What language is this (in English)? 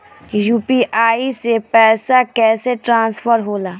Bhojpuri